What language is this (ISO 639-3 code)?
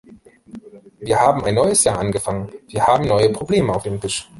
deu